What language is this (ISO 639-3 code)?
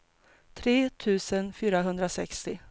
swe